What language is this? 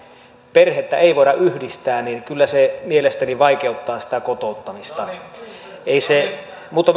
Finnish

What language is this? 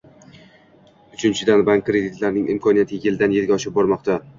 Uzbek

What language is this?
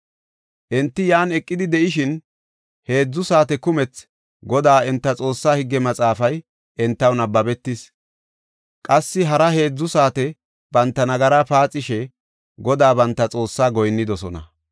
Gofa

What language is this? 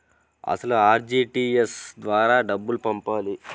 Telugu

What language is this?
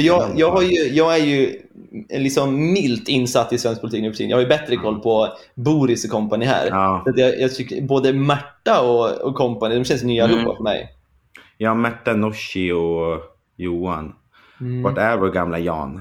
Swedish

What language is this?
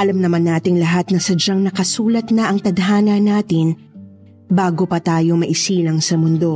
Filipino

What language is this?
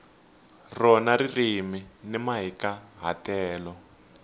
Tsonga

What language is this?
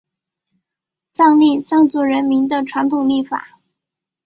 Chinese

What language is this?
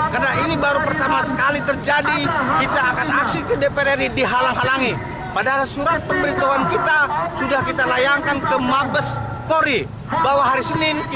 Indonesian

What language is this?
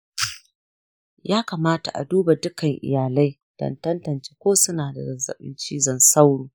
Hausa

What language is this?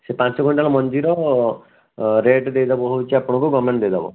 Odia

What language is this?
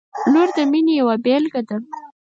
Pashto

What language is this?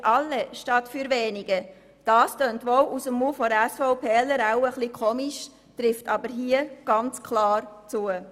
Swiss German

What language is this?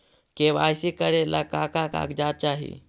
Magahi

